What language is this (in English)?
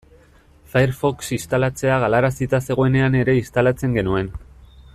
Basque